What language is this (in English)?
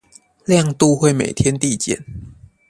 Chinese